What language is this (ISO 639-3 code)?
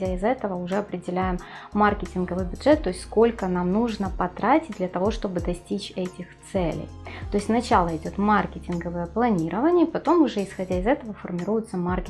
rus